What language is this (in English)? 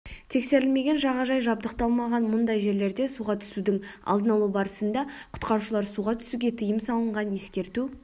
Kazakh